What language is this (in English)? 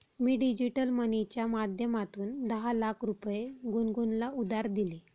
Marathi